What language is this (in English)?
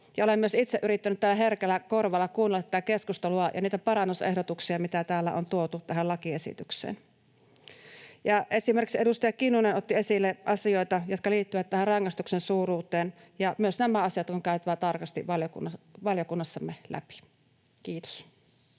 Finnish